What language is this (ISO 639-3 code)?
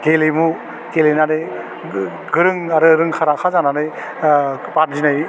brx